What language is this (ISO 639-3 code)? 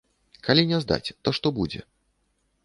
bel